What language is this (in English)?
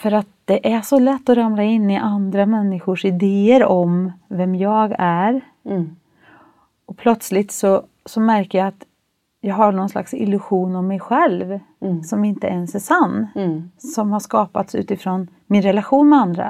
Swedish